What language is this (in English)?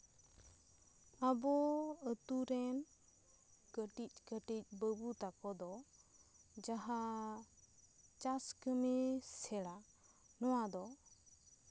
Santali